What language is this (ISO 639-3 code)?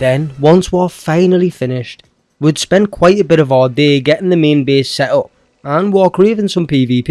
eng